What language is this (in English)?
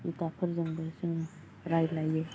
Bodo